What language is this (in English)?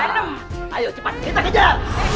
Indonesian